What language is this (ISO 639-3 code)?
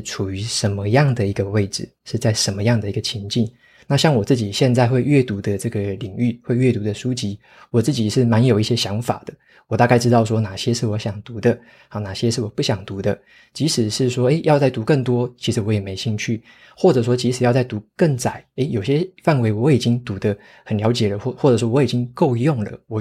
zho